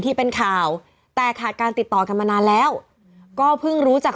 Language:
Thai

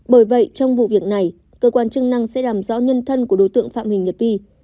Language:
Vietnamese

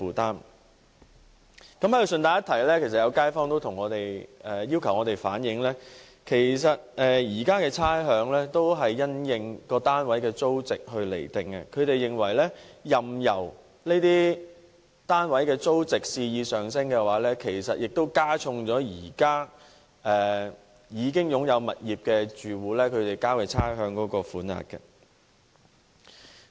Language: Cantonese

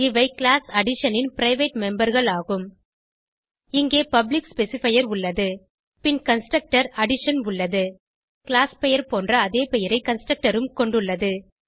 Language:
Tamil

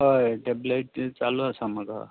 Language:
Konkani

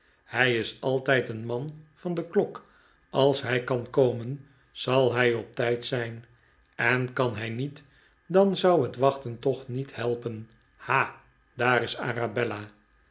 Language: Dutch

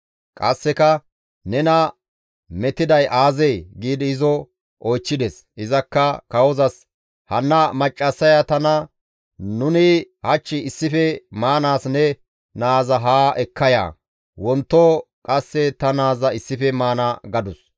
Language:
Gamo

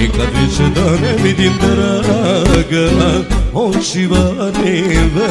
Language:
Romanian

